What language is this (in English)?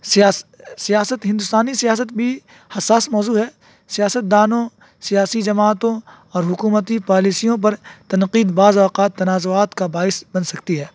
Urdu